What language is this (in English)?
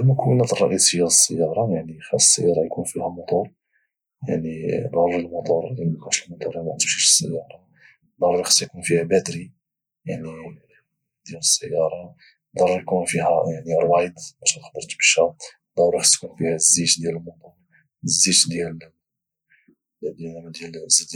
Moroccan Arabic